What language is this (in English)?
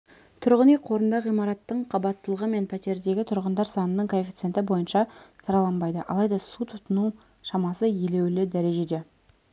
Kazakh